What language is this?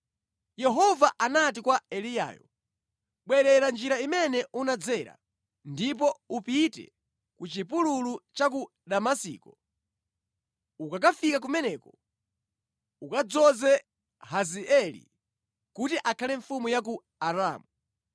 Nyanja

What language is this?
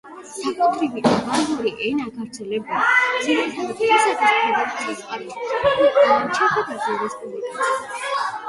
Georgian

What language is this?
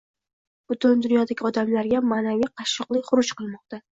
Uzbek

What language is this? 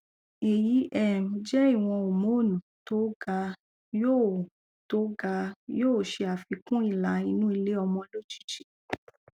Yoruba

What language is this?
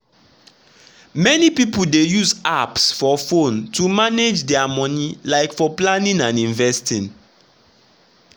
Nigerian Pidgin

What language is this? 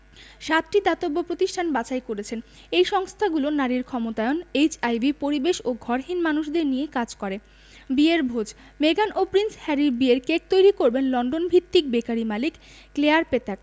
Bangla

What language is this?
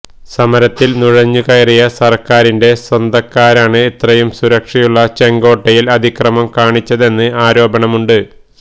Malayalam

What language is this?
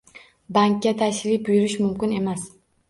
Uzbek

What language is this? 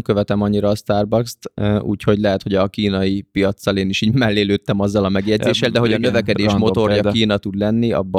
Hungarian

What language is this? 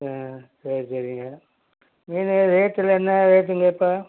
Tamil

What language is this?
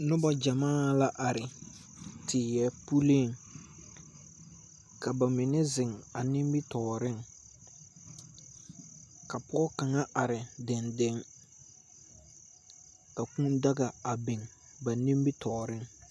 Southern Dagaare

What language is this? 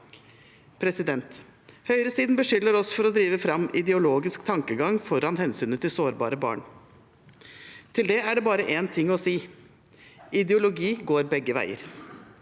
Norwegian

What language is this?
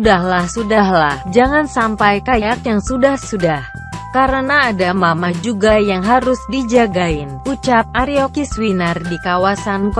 Indonesian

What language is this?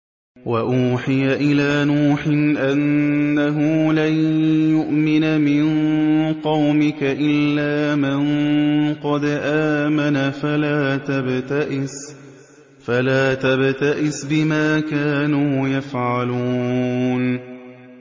Arabic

